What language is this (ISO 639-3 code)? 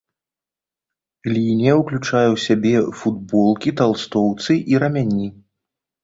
bel